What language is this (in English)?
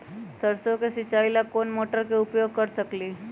Magahi